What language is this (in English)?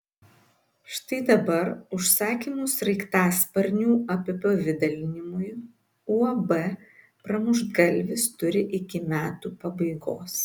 Lithuanian